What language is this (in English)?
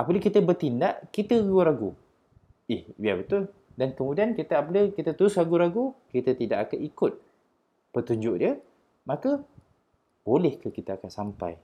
Malay